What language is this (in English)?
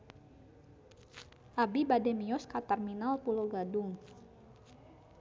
Sundanese